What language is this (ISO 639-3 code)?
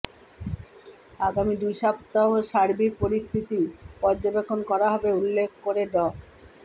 ben